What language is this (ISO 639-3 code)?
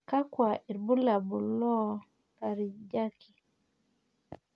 mas